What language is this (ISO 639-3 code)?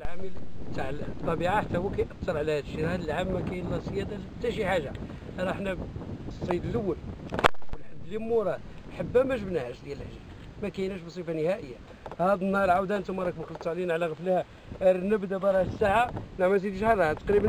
ara